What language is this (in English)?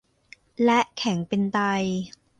Thai